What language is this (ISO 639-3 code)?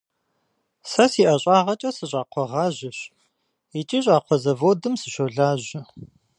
kbd